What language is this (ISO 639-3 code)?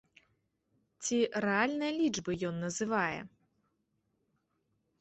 bel